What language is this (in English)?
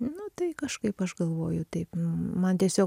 Lithuanian